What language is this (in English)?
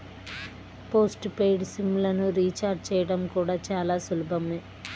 Telugu